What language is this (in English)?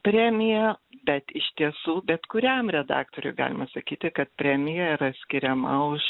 Lithuanian